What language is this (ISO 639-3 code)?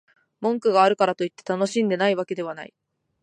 jpn